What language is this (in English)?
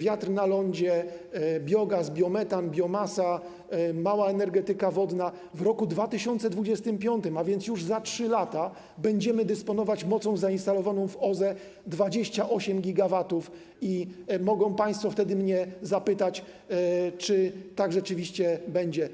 Polish